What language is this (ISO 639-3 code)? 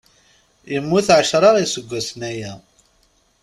kab